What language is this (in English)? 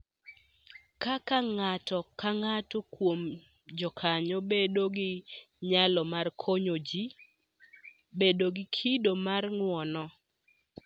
Luo (Kenya and Tanzania)